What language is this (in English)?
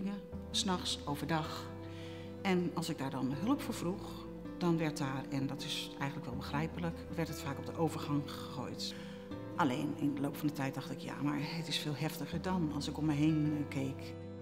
Dutch